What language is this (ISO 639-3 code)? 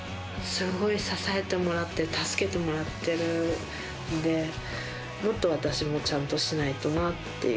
jpn